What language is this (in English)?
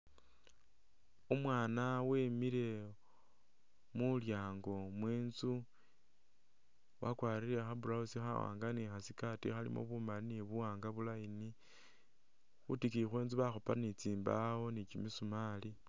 Masaaba